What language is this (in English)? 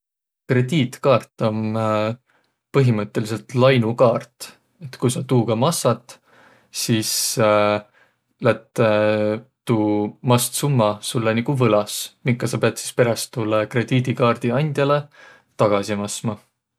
Võro